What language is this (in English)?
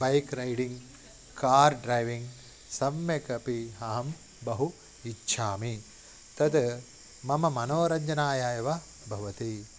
Sanskrit